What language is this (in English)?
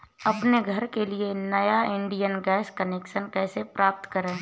Hindi